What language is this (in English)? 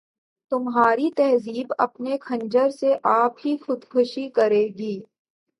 Urdu